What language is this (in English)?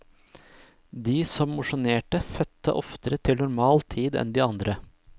Norwegian